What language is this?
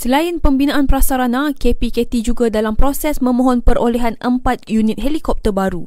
Malay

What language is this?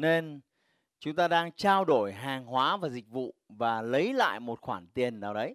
Vietnamese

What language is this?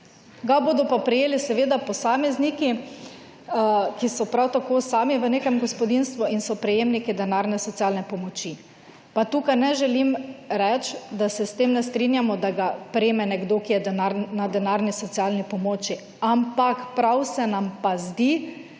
Slovenian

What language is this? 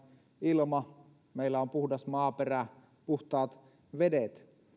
Finnish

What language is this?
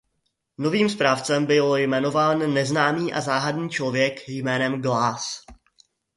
Czech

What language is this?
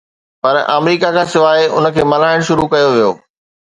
Sindhi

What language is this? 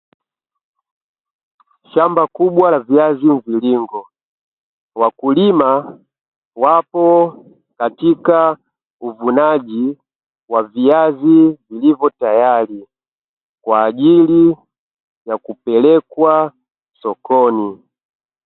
Swahili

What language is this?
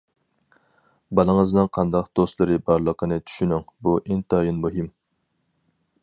Uyghur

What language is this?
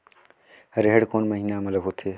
Chhattisgarhi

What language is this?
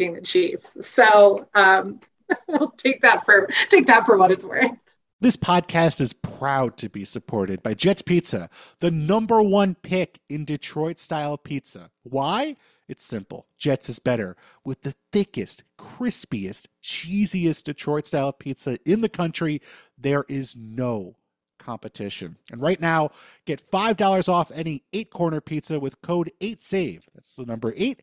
English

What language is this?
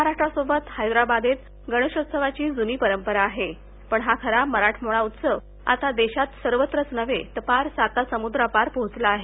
Marathi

